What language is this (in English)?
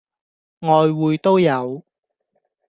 Cantonese